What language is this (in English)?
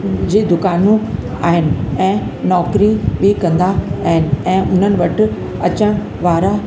Sindhi